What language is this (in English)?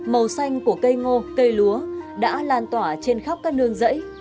Vietnamese